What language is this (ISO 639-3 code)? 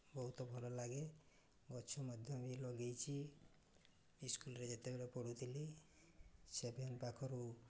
ori